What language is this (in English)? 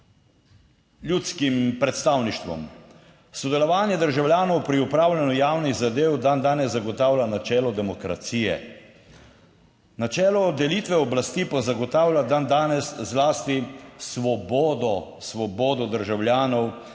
Slovenian